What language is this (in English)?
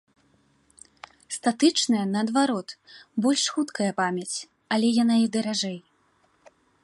Belarusian